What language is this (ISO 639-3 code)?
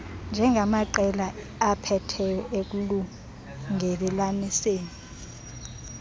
xho